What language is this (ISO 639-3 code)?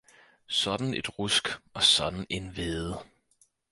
dan